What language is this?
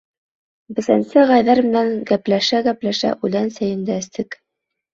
Bashkir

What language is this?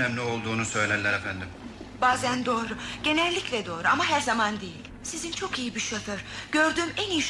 Turkish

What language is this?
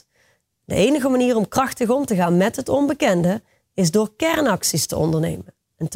Dutch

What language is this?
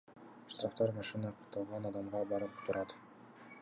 Kyrgyz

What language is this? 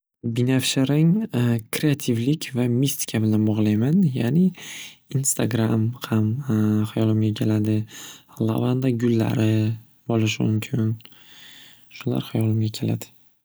Uzbek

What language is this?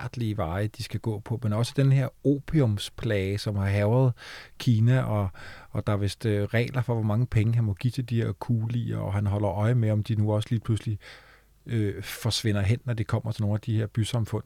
Danish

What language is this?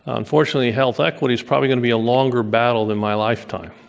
English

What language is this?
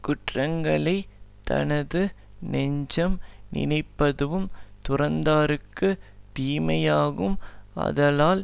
Tamil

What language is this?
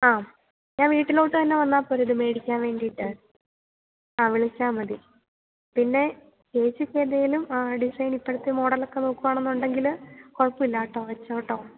Malayalam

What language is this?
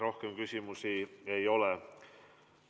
Estonian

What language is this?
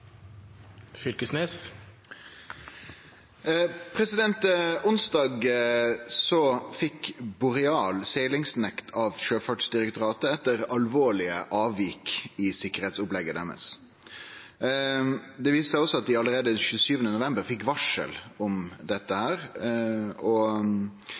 Norwegian Nynorsk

